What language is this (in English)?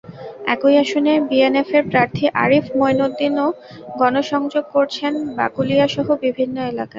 Bangla